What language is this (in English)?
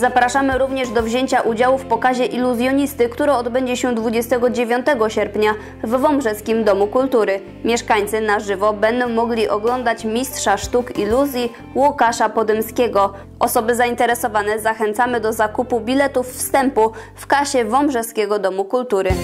Polish